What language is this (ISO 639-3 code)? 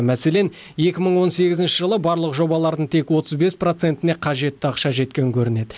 kaz